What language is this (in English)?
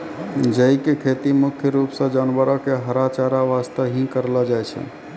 Maithili